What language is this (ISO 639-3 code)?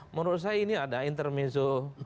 ind